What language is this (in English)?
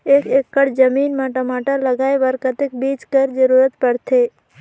Chhattisgarhi